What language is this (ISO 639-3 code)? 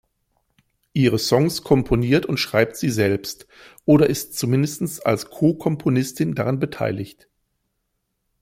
deu